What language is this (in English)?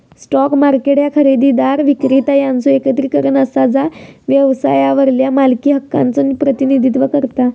Marathi